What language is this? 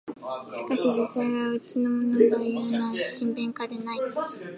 Japanese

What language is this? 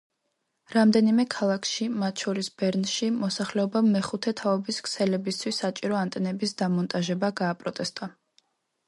Georgian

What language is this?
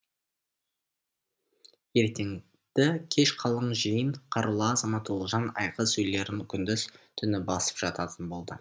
Kazakh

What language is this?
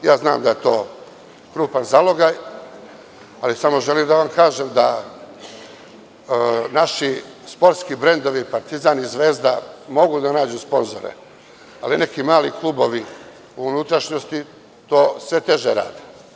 Serbian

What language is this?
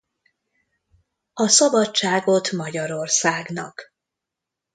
Hungarian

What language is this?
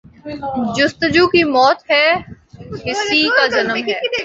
Urdu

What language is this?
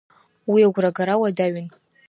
Abkhazian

